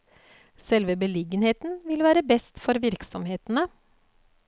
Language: Norwegian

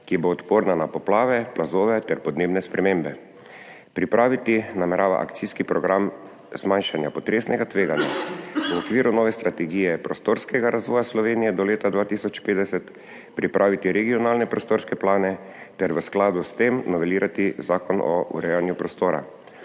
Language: Slovenian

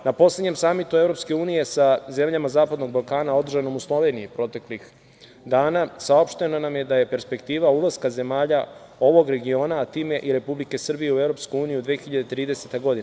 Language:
Serbian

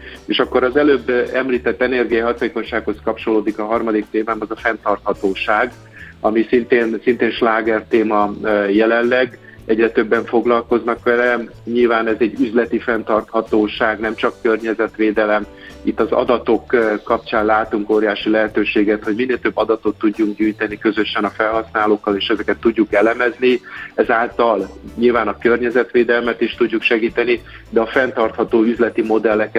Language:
Hungarian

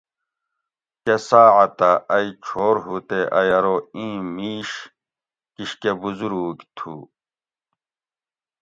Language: Gawri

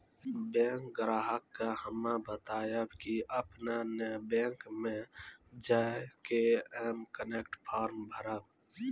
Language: Maithili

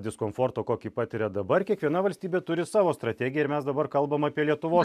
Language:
Lithuanian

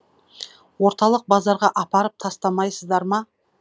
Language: Kazakh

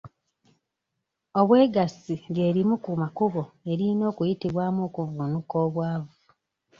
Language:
Ganda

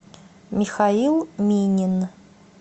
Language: Russian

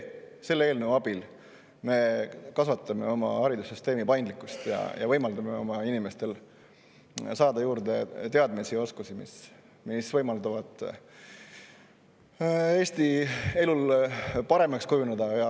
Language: Estonian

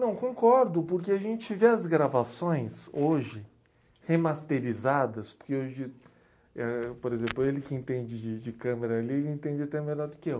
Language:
Portuguese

